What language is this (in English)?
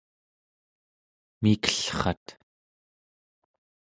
Central Yupik